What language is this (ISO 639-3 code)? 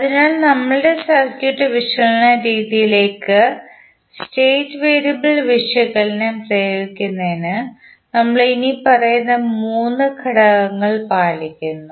mal